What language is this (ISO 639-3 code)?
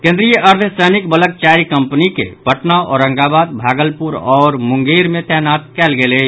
mai